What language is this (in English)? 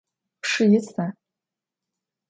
Adyghe